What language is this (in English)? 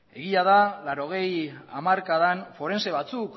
Basque